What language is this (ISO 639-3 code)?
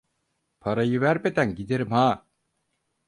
tur